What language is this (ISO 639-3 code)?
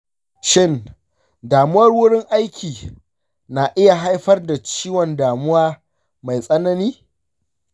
hau